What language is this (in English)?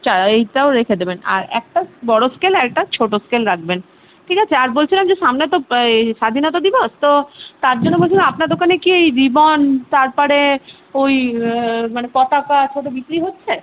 Bangla